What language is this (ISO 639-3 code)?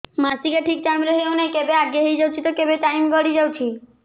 ori